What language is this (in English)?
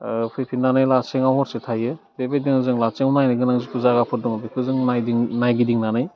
Bodo